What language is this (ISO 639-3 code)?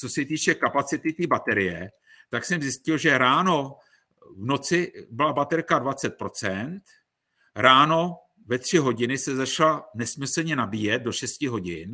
ces